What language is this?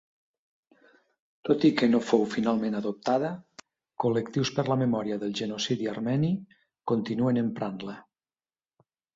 Catalan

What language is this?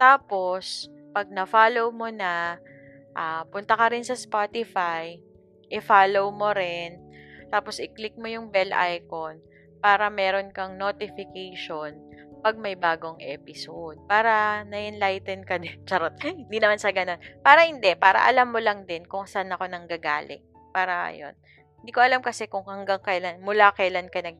Filipino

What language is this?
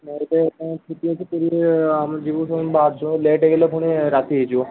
Odia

